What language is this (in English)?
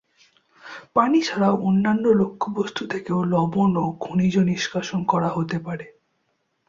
Bangla